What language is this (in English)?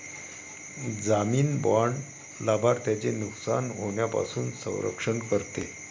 Marathi